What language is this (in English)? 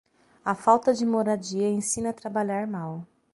Portuguese